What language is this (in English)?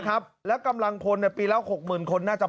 Thai